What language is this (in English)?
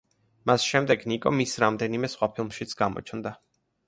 Georgian